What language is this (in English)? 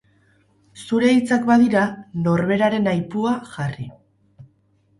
Basque